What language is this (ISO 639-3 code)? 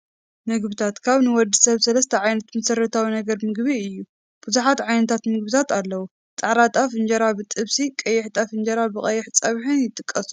tir